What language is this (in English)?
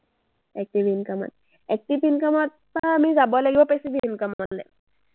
Assamese